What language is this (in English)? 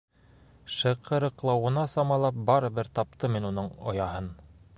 Bashkir